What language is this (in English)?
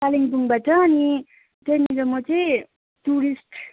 Nepali